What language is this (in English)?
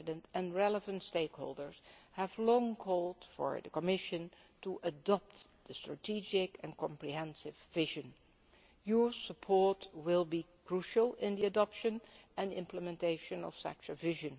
English